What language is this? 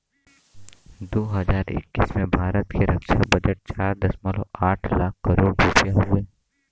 Bhojpuri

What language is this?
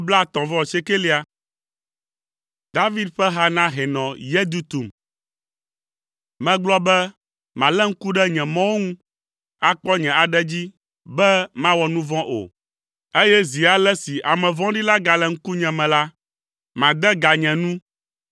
Ewe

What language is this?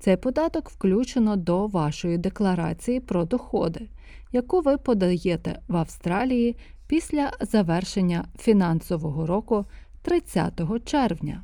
Ukrainian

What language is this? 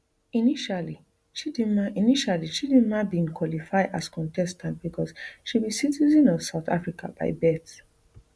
Nigerian Pidgin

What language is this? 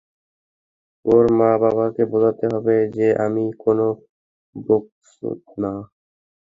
Bangla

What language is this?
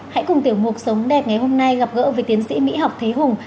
Vietnamese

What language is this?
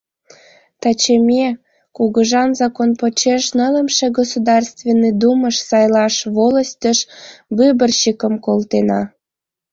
Mari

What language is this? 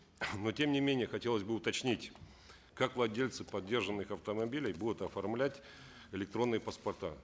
Kazakh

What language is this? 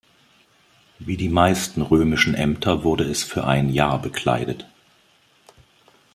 German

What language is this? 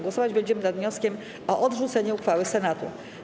Polish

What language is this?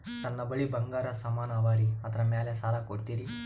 Kannada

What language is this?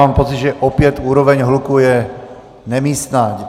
Czech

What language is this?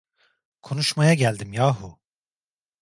Turkish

